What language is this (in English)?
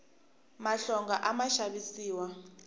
Tsonga